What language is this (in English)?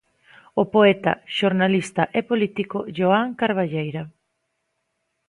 Galician